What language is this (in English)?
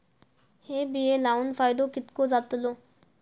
Marathi